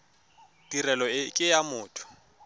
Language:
Tswana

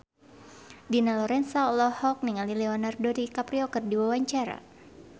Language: Sundanese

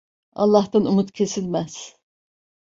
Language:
Turkish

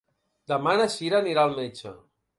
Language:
Catalan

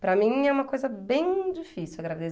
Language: Portuguese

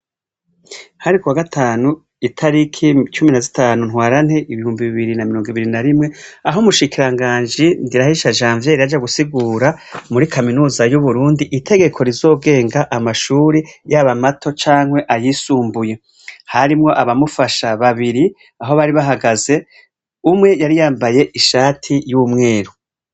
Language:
Rundi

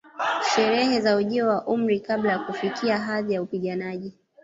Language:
Swahili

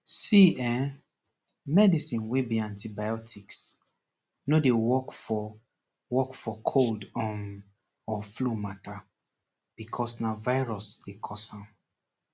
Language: Nigerian Pidgin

